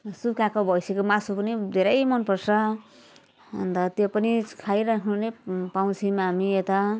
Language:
Nepali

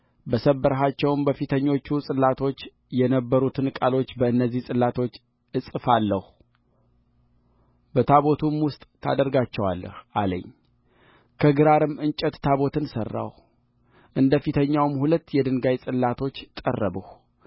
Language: Amharic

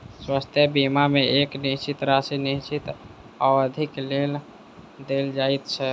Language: Maithili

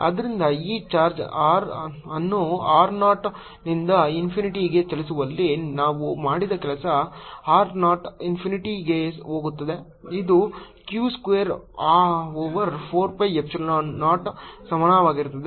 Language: Kannada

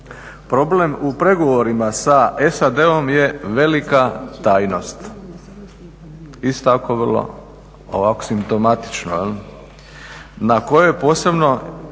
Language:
Croatian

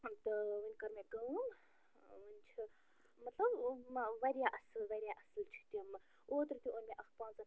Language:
Kashmiri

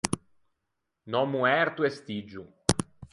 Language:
Ligurian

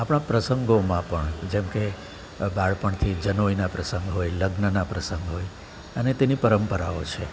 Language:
Gujarati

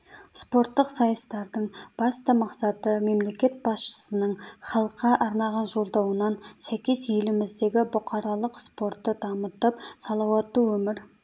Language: Kazakh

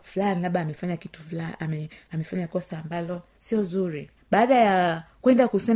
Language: Swahili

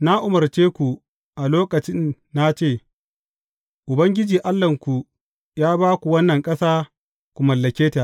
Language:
Hausa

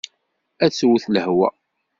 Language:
Kabyle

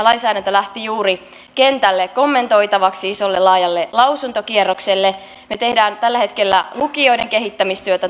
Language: Finnish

